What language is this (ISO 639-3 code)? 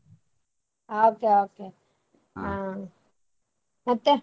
kan